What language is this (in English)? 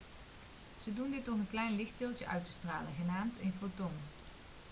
Dutch